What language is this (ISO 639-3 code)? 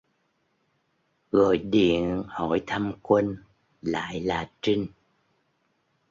vie